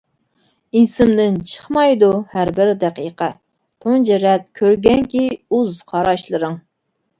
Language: Uyghur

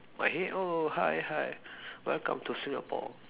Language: English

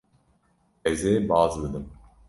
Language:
Kurdish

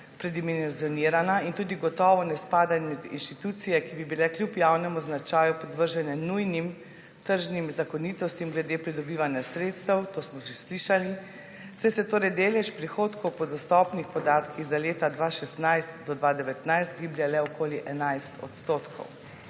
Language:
Slovenian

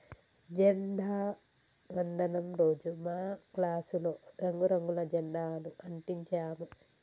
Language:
Telugu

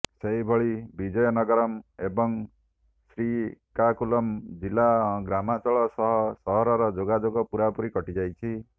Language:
Odia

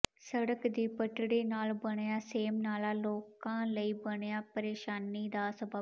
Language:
Punjabi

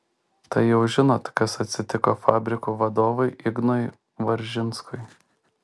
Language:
Lithuanian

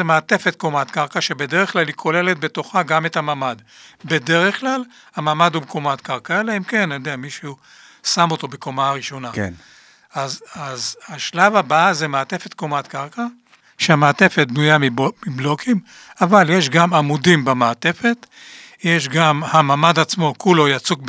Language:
Hebrew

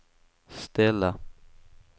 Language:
Swedish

